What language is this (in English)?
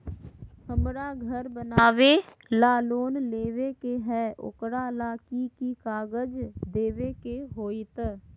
Magahi